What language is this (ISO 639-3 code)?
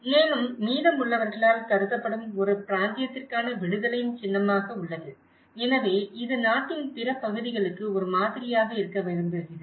tam